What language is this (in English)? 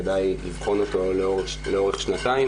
Hebrew